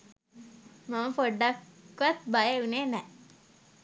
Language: Sinhala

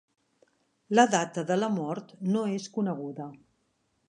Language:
Catalan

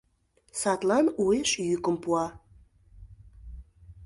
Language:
Mari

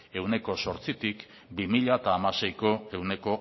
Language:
Basque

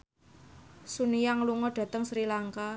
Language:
Javanese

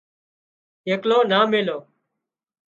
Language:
Wadiyara Koli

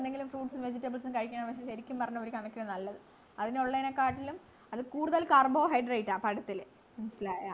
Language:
Malayalam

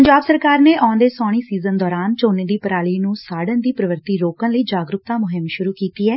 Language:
Punjabi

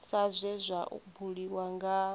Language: Venda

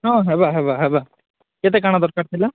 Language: Odia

